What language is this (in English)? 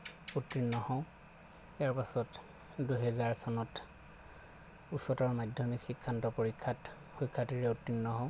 Assamese